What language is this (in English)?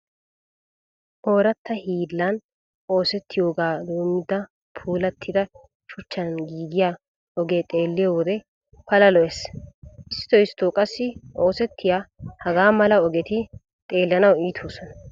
Wolaytta